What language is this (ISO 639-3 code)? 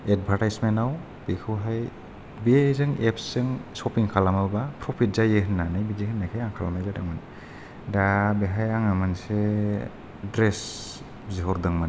brx